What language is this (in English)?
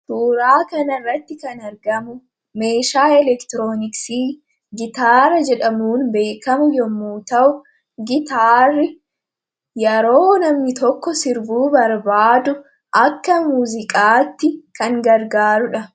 Oromo